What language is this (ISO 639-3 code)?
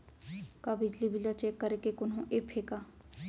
hne